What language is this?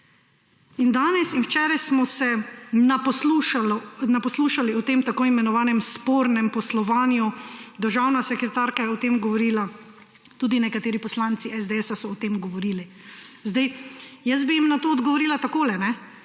Slovenian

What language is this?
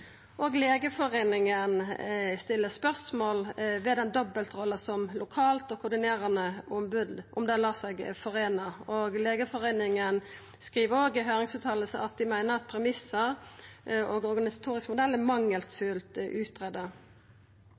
Norwegian Nynorsk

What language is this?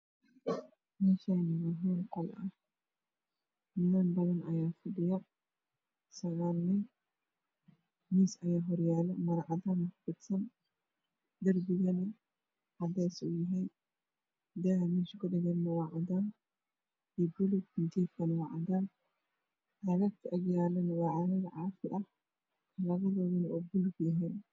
Somali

